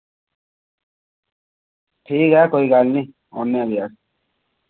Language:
Dogri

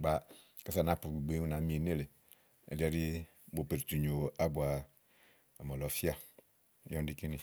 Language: Igo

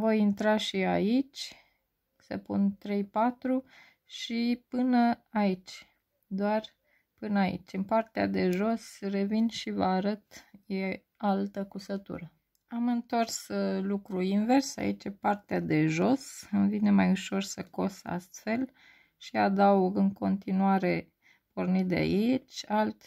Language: Romanian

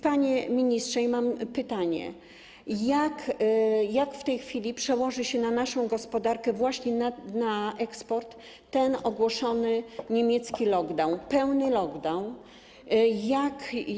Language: Polish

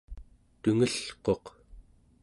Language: Central Yupik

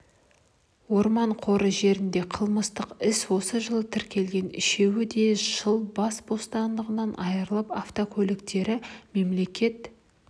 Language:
Kazakh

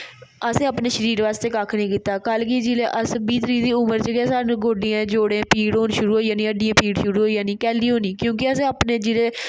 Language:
Dogri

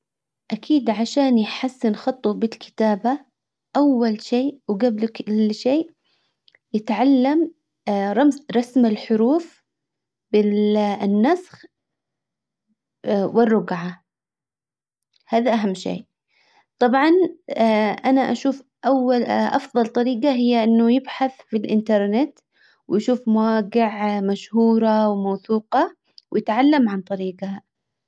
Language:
Hijazi Arabic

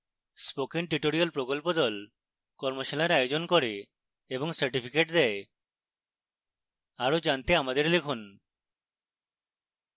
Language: Bangla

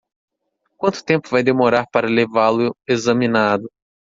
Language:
Portuguese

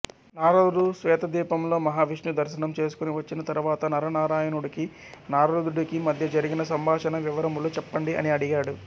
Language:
Telugu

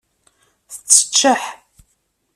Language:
Kabyle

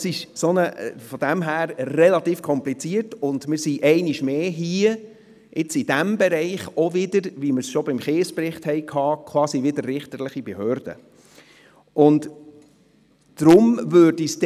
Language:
Swiss German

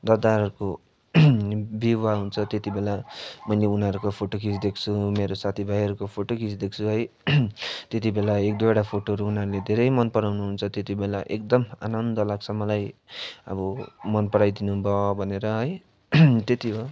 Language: Nepali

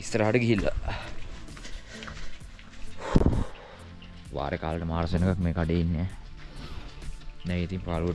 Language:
Indonesian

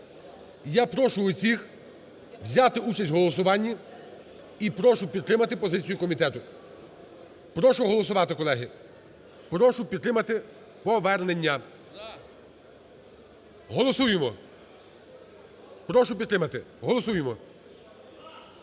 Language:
Ukrainian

